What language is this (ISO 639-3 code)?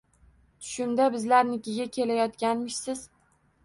uzb